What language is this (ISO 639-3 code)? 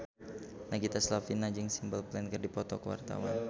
sun